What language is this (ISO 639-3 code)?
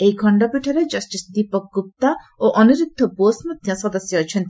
ori